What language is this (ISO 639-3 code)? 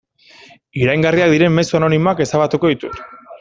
eus